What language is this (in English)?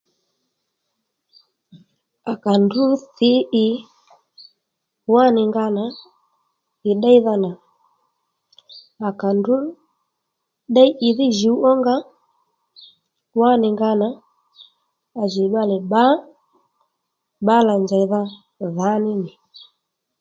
Lendu